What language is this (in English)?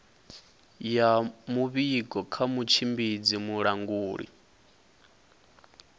Venda